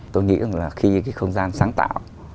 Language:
Vietnamese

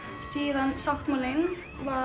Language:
Icelandic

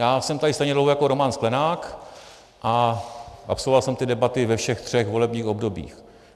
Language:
Czech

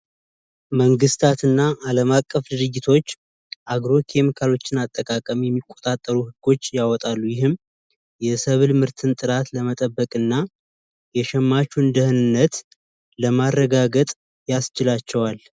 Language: Amharic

